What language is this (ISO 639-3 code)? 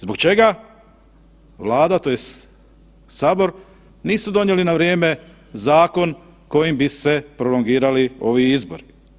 hrv